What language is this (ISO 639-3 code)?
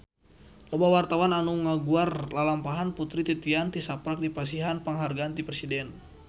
sun